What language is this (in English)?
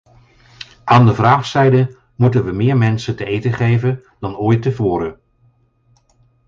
Dutch